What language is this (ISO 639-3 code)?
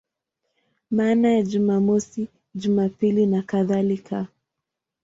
swa